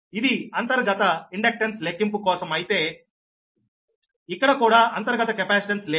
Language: Telugu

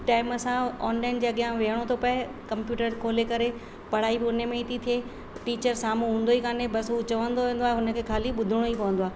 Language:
Sindhi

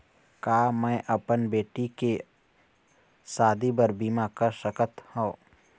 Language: Chhattisgarhi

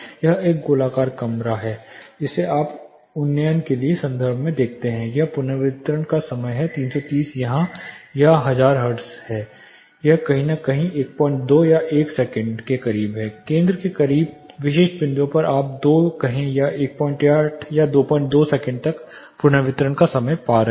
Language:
Hindi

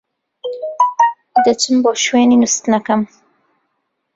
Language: Central Kurdish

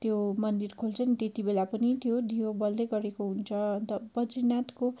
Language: Nepali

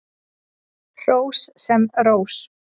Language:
Icelandic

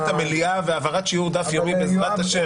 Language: Hebrew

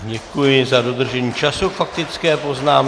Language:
Czech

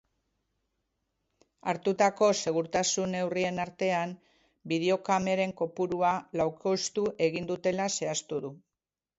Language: Basque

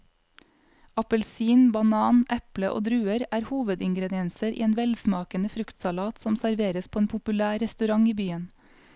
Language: Norwegian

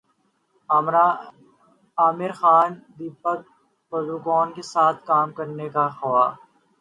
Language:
Urdu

